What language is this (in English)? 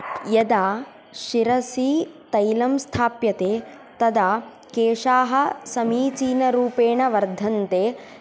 Sanskrit